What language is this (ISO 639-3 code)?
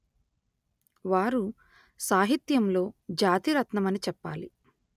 tel